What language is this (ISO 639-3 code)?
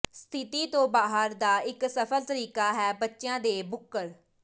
pan